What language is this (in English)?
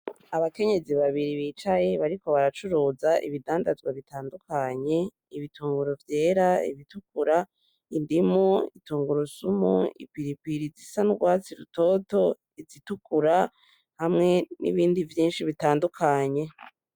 Rundi